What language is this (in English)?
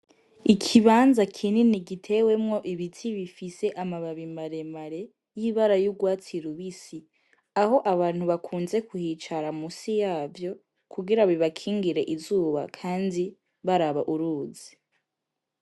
Rundi